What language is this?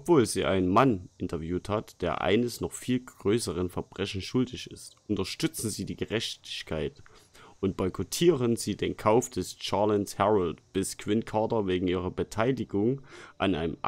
German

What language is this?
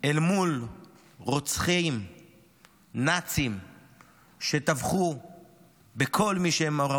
Hebrew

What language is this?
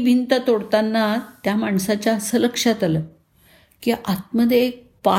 Marathi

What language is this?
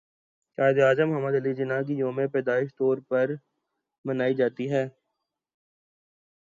Urdu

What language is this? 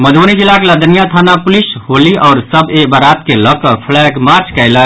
Maithili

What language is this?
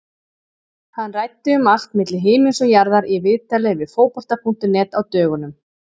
Icelandic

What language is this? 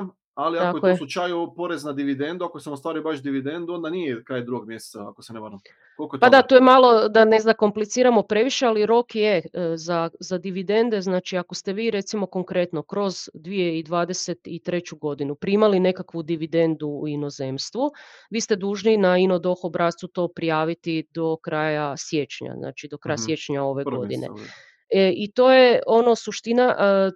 Croatian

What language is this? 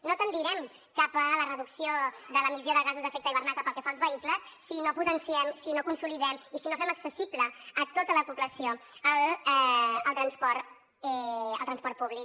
Catalan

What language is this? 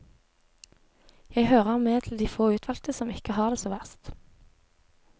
Norwegian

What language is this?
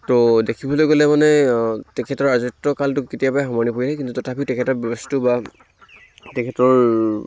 Assamese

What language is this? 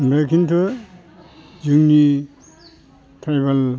Bodo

